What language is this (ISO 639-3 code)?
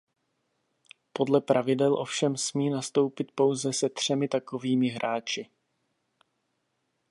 ces